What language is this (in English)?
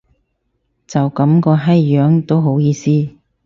Cantonese